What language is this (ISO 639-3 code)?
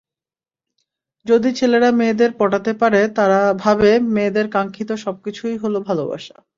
ben